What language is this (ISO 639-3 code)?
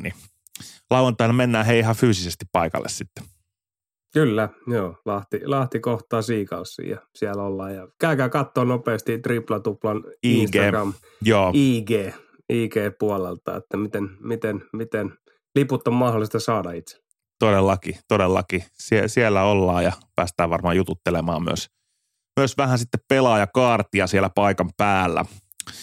fin